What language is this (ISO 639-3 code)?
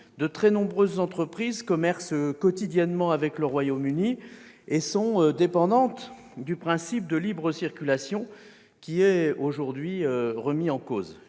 fra